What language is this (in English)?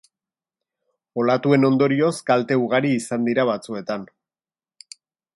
Basque